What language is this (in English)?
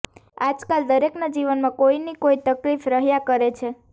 Gujarati